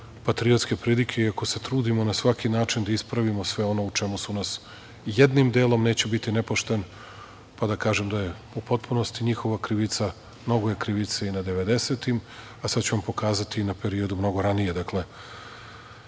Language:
Serbian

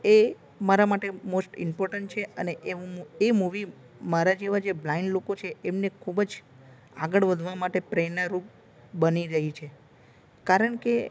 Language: Gujarati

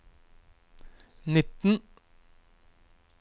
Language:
Norwegian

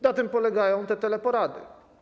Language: Polish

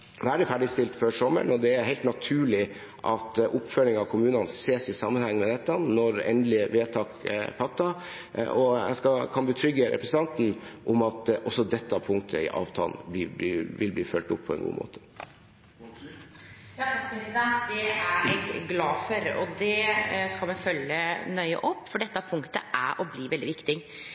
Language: Norwegian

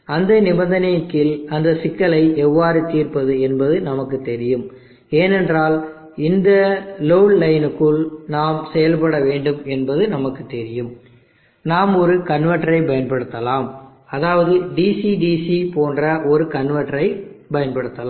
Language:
Tamil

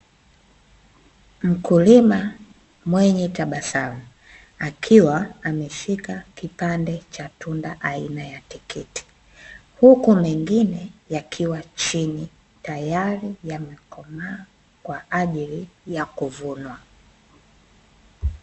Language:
Swahili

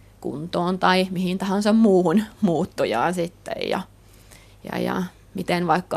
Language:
Finnish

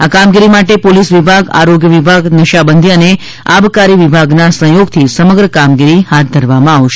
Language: Gujarati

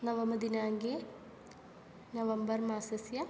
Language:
Sanskrit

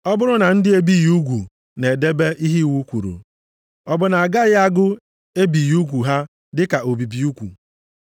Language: Igbo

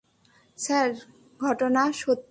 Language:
Bangla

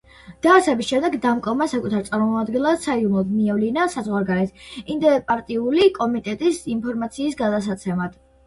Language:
Georgian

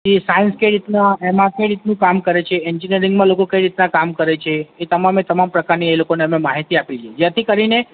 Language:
Gujarati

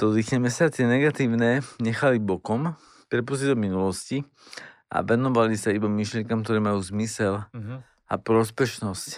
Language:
Slovak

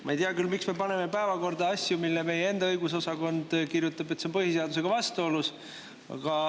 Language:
Estonian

